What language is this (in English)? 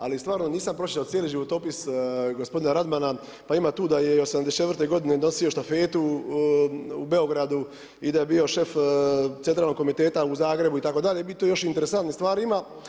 Croatian